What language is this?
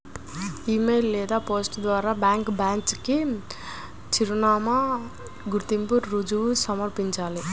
Telugu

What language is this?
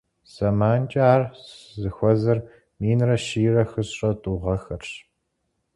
Kabardian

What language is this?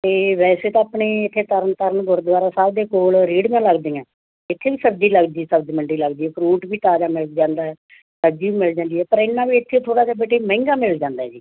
Punjabi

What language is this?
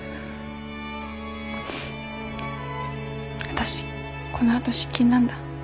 Japanese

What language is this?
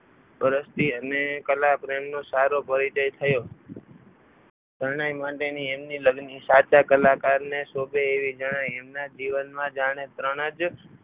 Gujarati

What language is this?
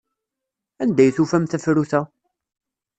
Kabyle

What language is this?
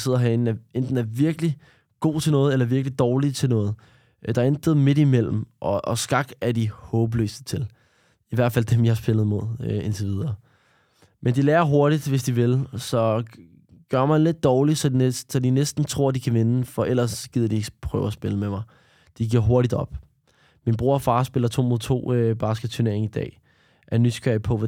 Danish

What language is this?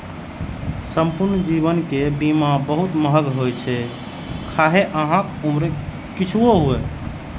Maithili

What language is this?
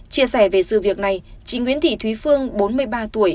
Vietnamese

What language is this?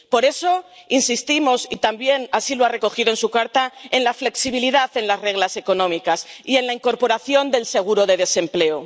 Spanish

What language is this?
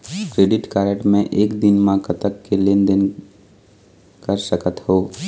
Chhattisgarhi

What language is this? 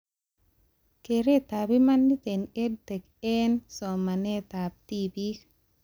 Kalenjin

